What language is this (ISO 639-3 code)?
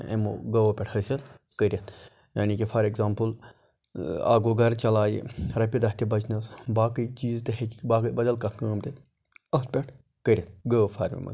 kas